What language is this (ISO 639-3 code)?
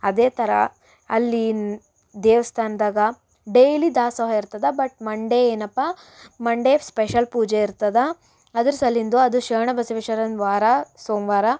kan